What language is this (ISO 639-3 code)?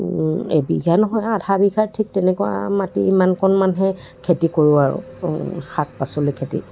asm